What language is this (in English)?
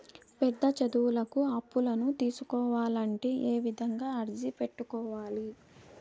Telugu